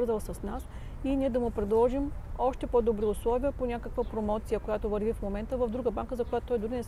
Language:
Bulgarian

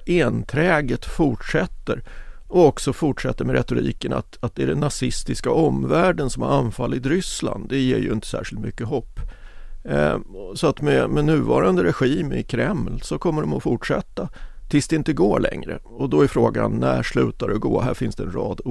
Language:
Swedish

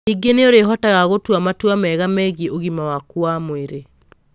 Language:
Kikuyu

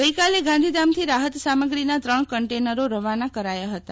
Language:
Gujarati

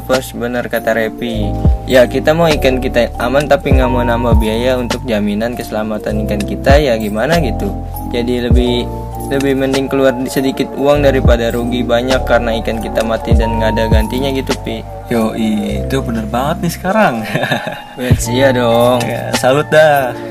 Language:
Indonesian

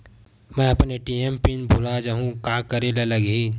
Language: Chhattisgarhi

